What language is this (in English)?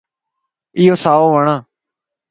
Lasi